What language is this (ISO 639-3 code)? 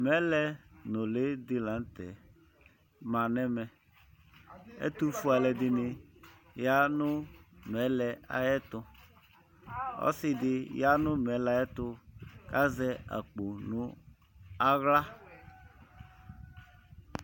kpo